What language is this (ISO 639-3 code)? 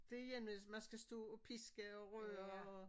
dan